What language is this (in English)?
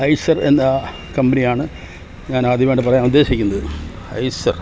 Malayalam